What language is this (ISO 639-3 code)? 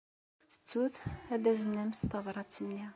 kab